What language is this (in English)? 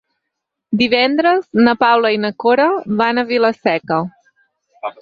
Catalan